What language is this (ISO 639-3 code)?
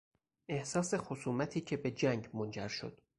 fas